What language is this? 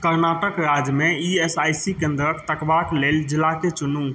Maithili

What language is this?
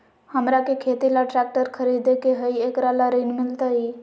Magahi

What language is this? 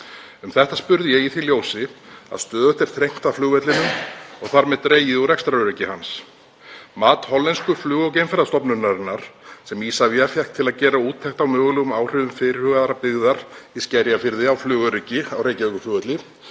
Icelandic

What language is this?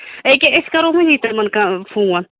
Kashmiri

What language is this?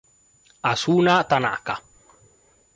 Italian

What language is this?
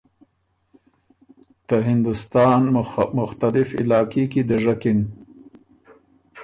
Ormuri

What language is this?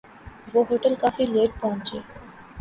Urdu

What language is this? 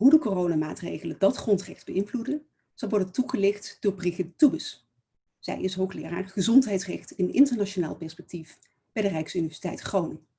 Dutch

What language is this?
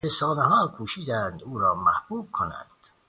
Persian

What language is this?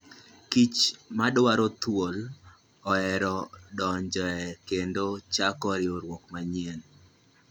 Luo (Kenya and Tanzania)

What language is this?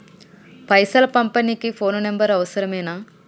Telugu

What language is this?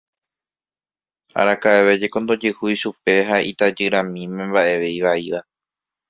Guarani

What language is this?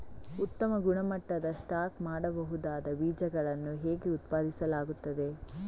Kannada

